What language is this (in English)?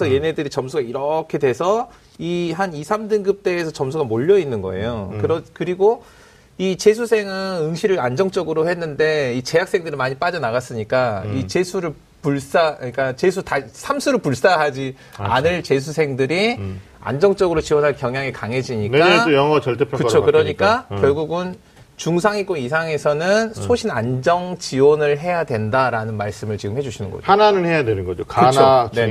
Korean